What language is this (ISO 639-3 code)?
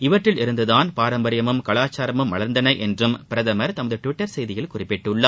tam